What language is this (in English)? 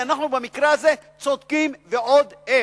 Hebrew